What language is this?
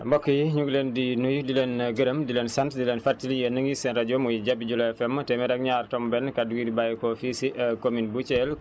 Wolof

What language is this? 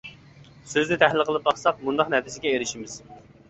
Uyghur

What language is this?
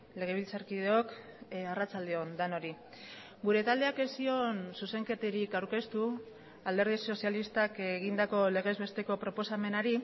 Basque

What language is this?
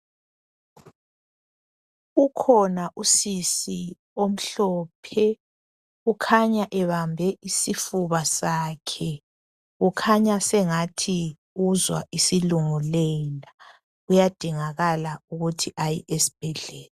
North Ndebele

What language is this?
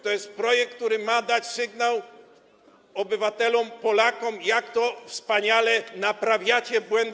Polish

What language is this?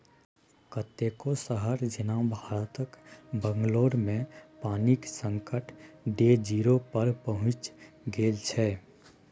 Maithili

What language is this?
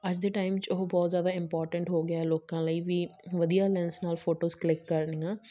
Punjabi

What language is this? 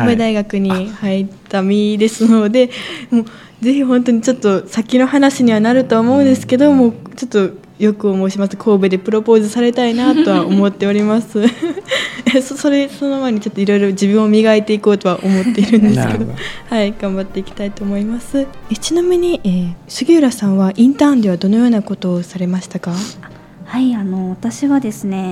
Japanese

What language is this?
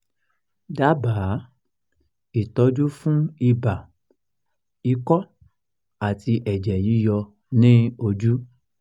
Yoruba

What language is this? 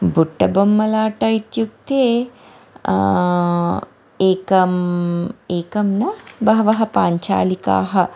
Sanskrit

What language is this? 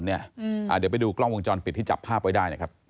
Thai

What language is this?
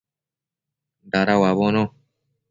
Matsés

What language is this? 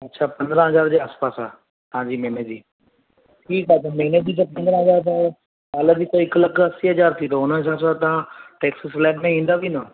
Sindhi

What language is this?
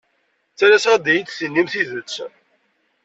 Kabyle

